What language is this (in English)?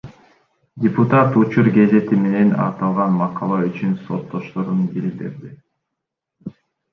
Kyrgyz